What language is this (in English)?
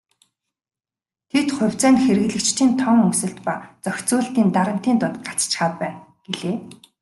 Mongolian